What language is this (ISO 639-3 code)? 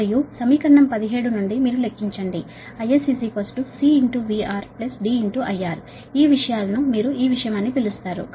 tel